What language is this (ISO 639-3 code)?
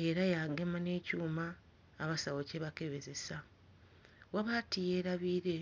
xog